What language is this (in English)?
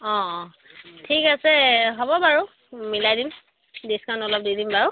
Assamese